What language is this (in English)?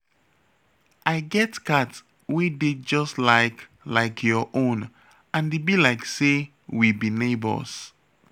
Nigerian Pidgin